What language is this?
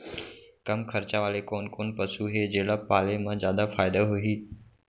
Chhattisgarhi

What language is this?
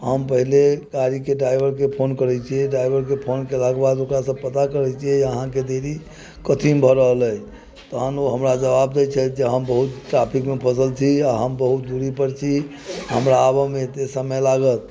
Maithili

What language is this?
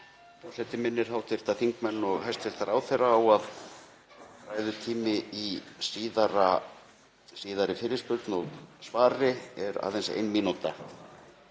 Icelandic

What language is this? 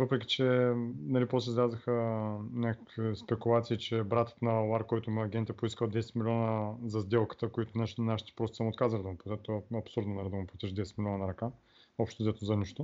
Bulgarian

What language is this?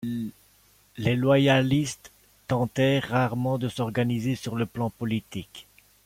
French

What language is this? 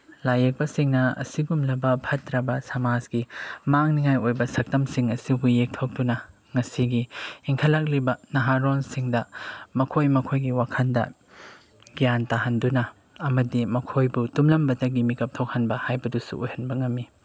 Manipuri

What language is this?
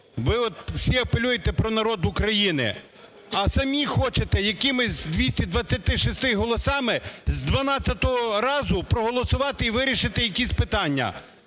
Ukrainian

